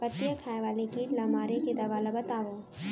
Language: Chhattisgarhi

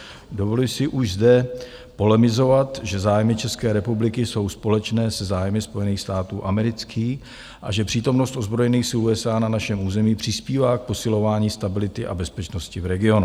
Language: Czech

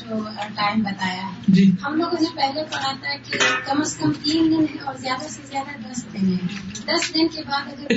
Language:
Urdu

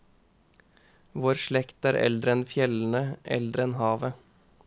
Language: Norwegian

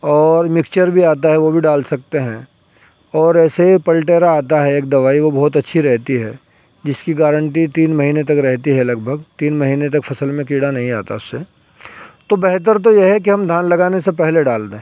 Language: Urdu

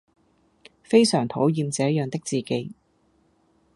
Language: Cantonese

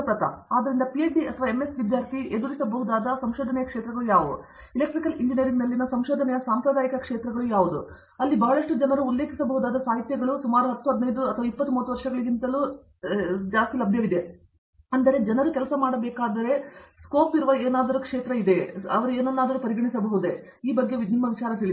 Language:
Kannada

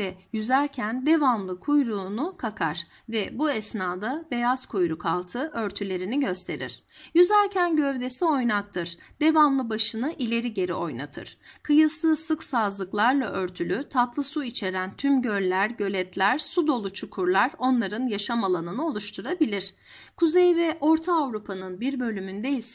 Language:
Turkish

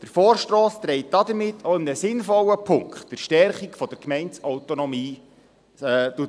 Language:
Swiss German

